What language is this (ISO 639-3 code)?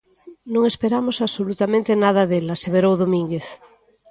glg